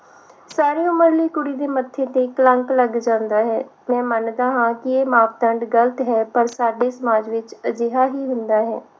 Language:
Punjabi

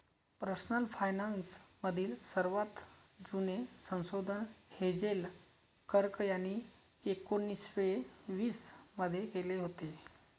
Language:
Marathi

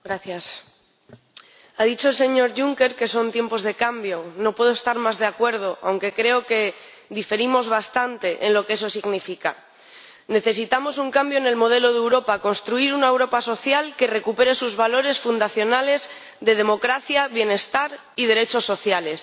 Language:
Spanish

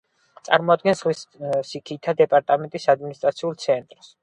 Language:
Georgian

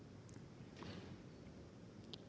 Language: Indonesian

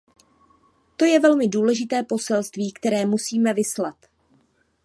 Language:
Czech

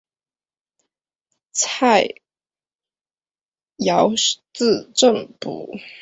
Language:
Chinese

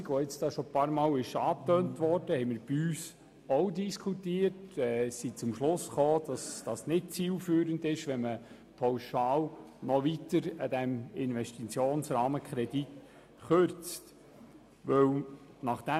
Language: Swiss German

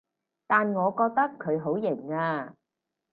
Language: Cantonese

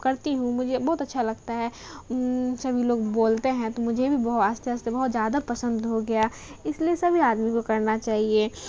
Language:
Urdu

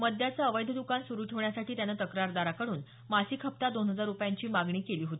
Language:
Marathi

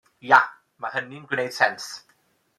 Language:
Welsh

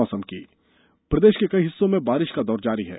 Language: Hindi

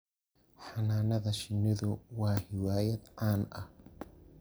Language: Somali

